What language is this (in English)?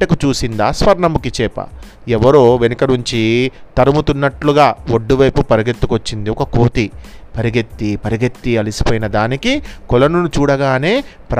Telugu